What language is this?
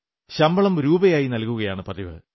Malayalam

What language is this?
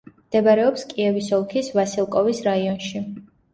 Georgian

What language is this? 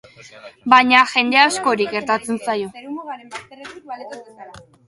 Basque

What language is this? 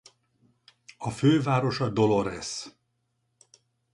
Hungarian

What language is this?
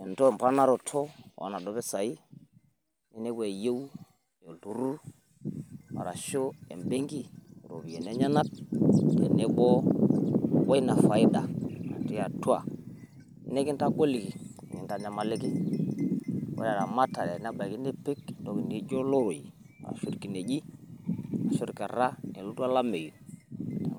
Masai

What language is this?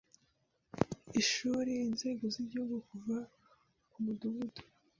Kinyarwanda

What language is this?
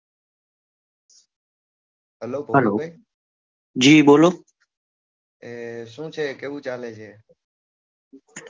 Gujarati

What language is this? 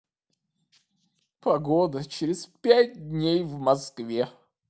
Russian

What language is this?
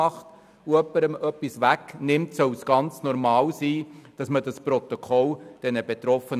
Swiss German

